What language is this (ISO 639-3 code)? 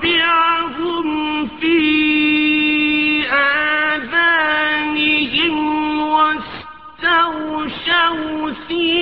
urd